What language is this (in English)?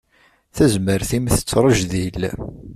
Kabyle